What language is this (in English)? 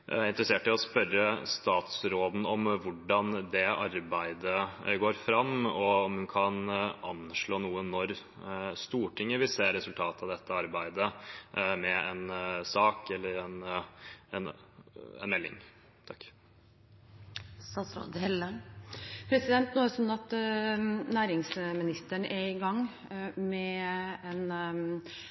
Norwegian Bokmål